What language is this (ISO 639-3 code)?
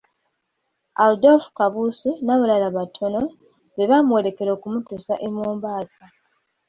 lug